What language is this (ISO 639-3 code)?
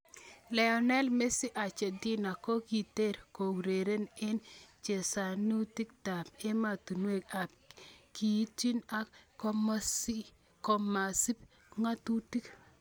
kln